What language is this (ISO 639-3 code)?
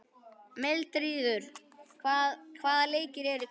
isl